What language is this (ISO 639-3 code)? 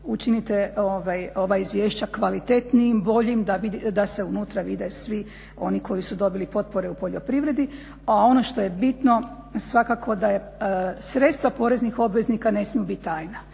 hrv